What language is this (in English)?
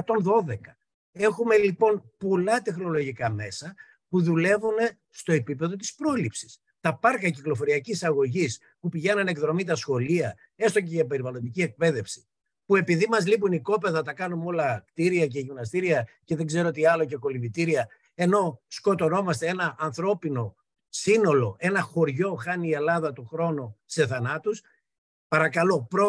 Greek